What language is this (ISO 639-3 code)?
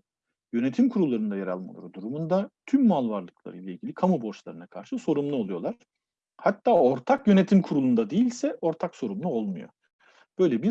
tur